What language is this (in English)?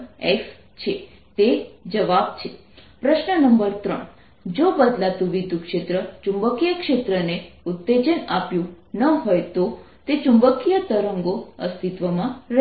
Gujarati